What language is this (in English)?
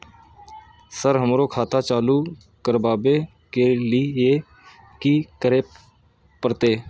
Maithili